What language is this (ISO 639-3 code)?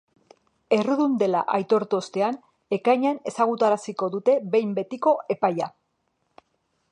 eus